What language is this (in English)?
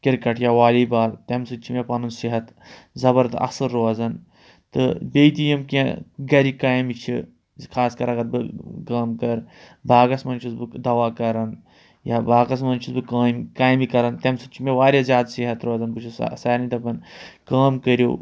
Kashmiri